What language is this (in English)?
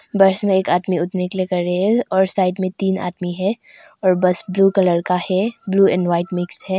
Hindi